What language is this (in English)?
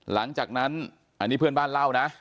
Thai